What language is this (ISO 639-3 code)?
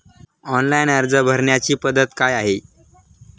mar